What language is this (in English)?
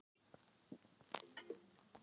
Icelandic